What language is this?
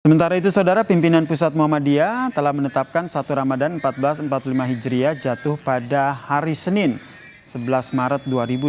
Indonesian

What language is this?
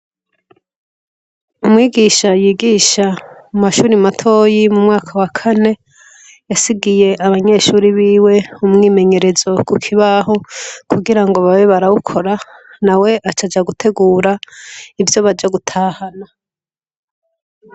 Rundi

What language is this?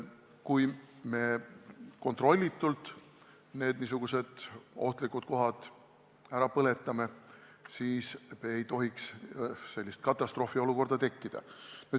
Estonian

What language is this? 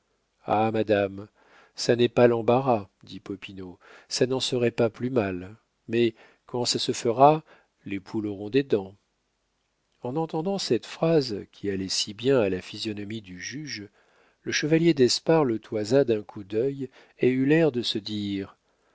French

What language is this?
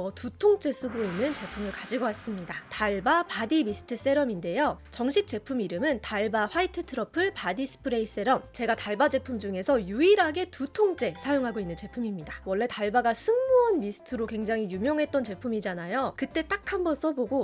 Korean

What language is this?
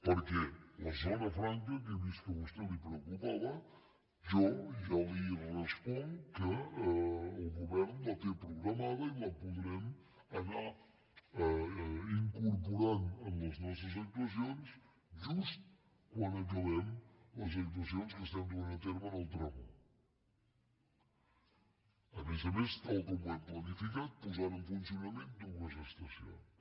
Catalan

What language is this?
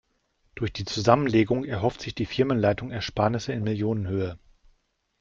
German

